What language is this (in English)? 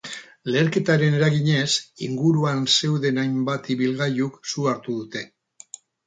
Basque